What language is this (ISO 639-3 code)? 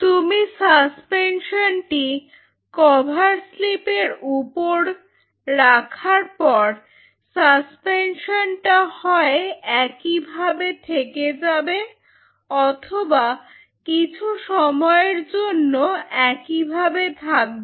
ben